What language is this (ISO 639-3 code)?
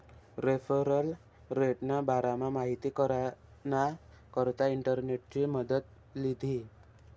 mar